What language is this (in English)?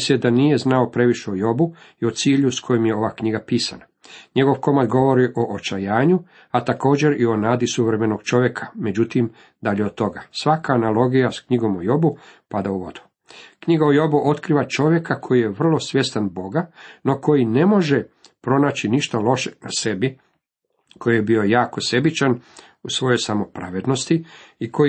Croatian